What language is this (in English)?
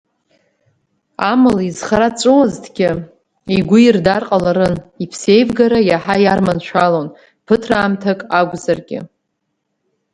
Abkhazian